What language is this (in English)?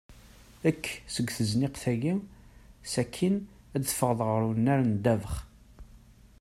Kabyle